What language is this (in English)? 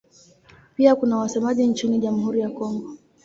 Swahili